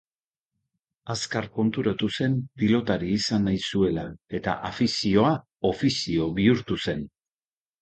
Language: Basque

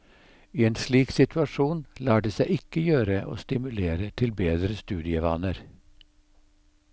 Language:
Norwegian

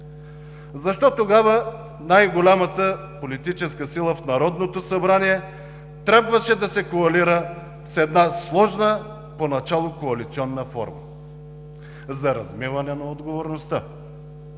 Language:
Bulgarian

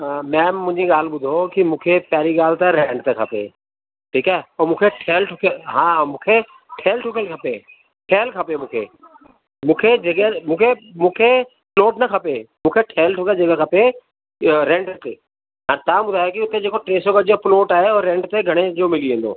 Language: Sindhi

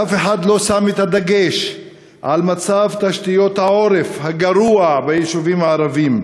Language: Hebrew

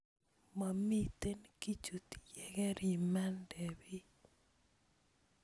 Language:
Kalenjin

